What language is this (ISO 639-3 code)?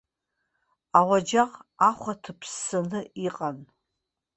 abk